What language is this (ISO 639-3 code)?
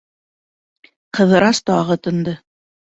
bak